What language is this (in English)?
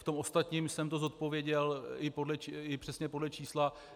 Czech